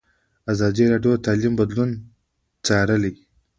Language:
Pashto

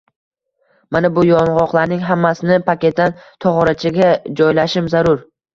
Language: Uzbek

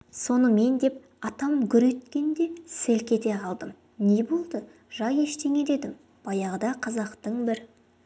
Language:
Kazakh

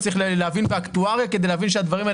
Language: Hebrew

